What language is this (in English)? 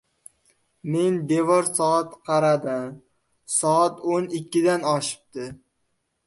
Uzbek